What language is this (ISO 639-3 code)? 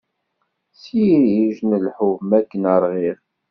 kab